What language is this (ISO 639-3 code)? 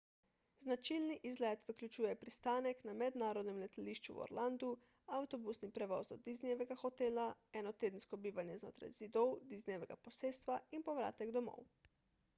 slv